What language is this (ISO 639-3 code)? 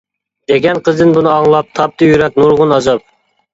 uig